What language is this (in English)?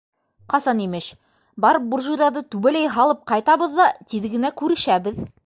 Bashkir